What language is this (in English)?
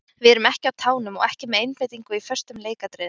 Icelandic